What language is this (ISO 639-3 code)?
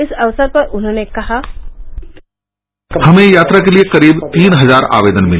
hin